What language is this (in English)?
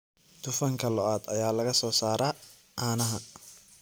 Somali